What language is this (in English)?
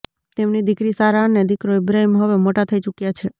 Gujarati